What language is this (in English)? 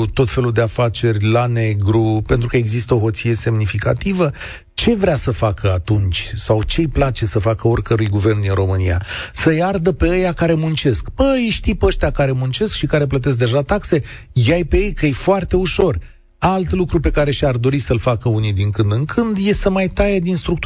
Romanian